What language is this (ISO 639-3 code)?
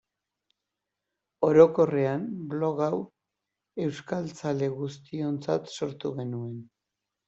eus